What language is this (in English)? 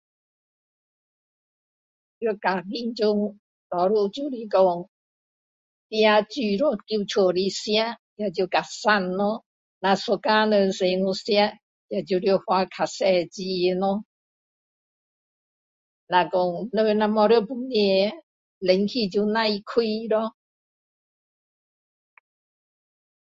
Min Dong Chinese